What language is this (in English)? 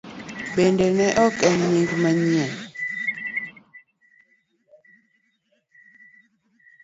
Luo (Kenya and Tanzania)